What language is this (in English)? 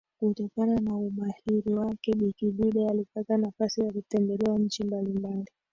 Swahili